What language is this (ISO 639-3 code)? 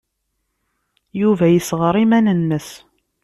kab